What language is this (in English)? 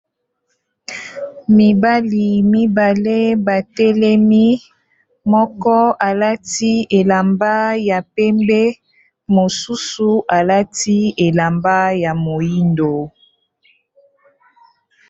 Lingala